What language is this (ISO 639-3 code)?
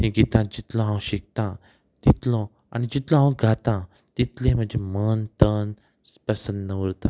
kok